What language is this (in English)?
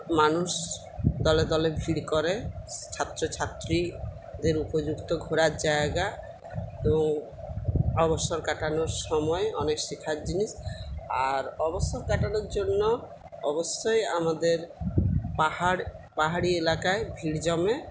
Bangla